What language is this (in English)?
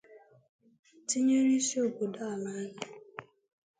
Igbo